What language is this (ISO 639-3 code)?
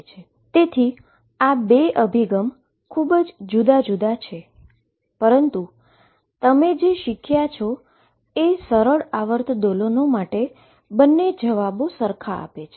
guj